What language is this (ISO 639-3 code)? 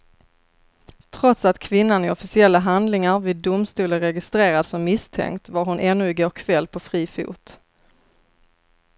swe